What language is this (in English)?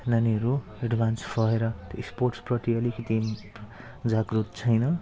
Nepali